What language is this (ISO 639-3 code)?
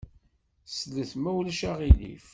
kab